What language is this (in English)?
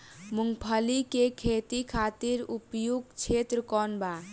Bhojpuri